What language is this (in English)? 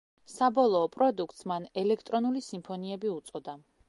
Georgian